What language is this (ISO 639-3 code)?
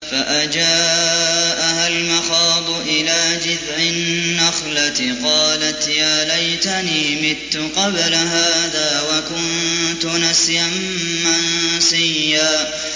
ara